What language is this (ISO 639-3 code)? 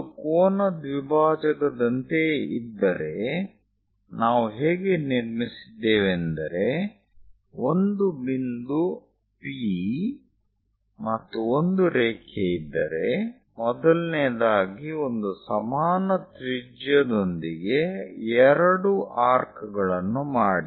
kan